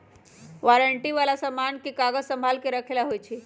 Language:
Magahi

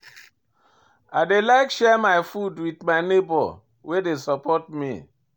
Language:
Nigerian Pidgin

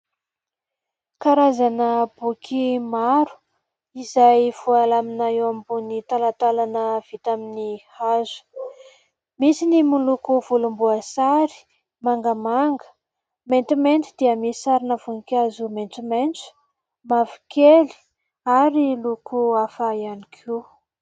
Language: Malagasy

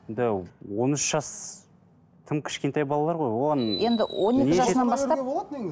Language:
Kazakh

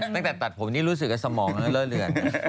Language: Thai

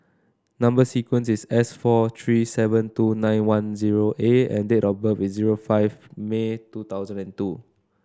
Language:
English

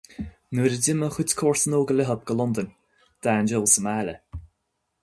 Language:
Irish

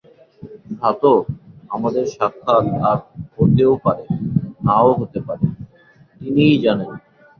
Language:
Bangla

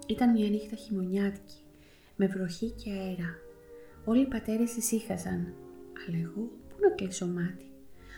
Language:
Greek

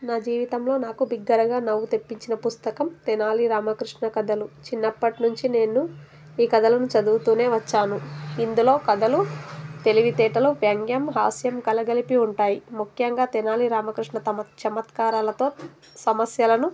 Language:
Telugu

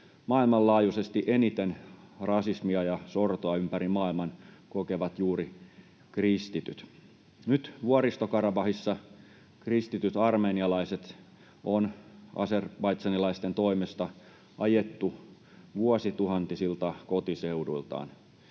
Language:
Finnish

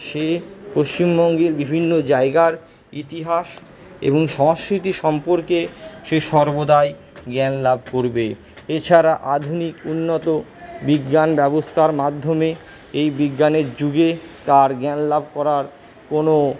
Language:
Bangla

